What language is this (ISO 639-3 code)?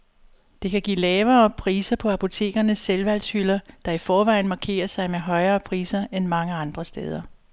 dan